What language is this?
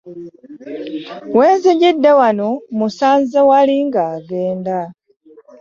Ganda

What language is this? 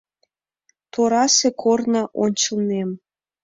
Mari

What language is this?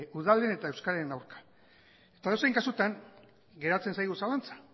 Basque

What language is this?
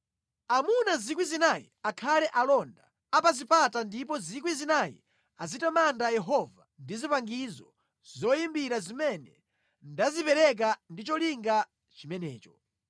Nyanja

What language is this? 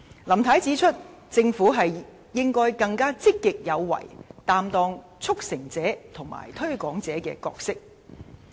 Cantonese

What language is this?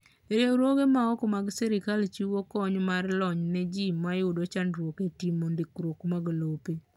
Luo (Kenya and Tanzania)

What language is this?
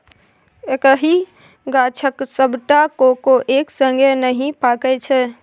Maithili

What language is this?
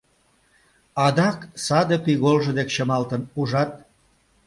Mari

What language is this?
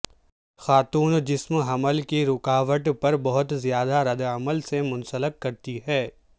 Urdu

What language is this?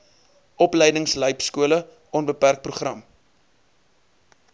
Afrikaans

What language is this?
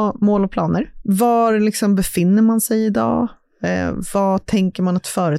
Swedish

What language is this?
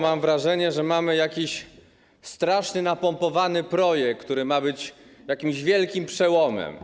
Polish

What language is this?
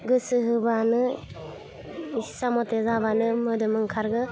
Bodo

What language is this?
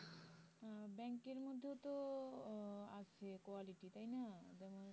Bangla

